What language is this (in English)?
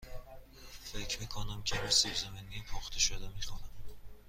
Persian